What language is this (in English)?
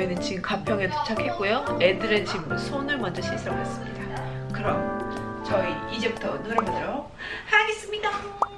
Korean